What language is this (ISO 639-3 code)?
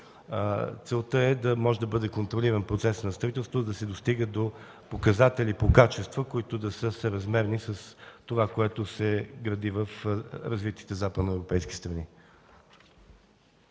bul